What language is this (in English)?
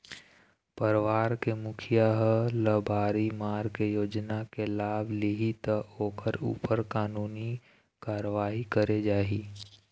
Chhattisgarhi